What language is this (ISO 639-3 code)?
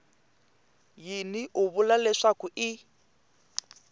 tso